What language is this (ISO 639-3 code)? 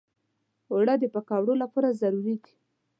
pus